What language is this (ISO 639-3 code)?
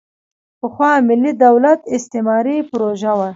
pus